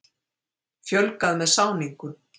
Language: Icelandic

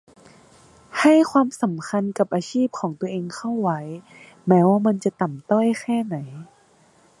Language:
Thai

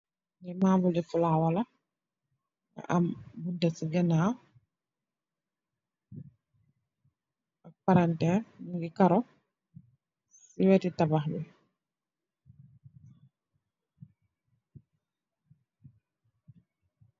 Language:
Wolof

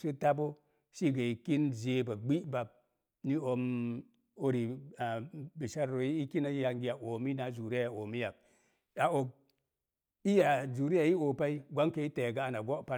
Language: Mom Jango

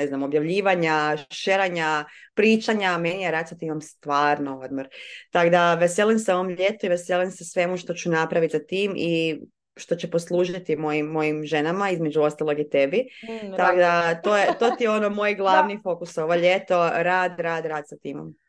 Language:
Croatian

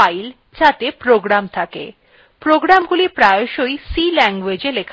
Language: Bangla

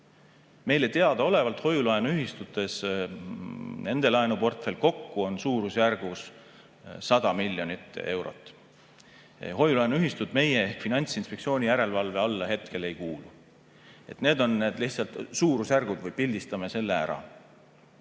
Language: Estonian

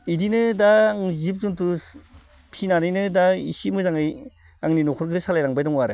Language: Bodo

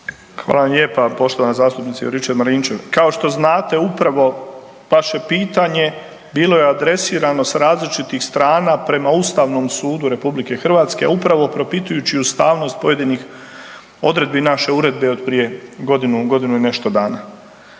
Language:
Croatian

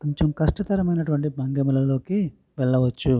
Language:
Telugu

